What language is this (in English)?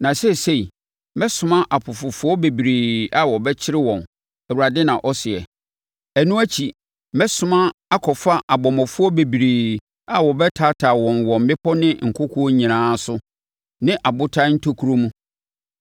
Akan